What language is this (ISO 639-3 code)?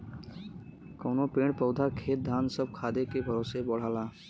bho